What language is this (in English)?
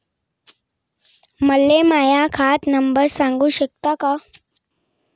Marathi